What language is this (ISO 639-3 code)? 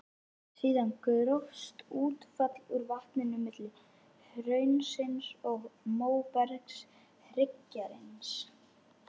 isl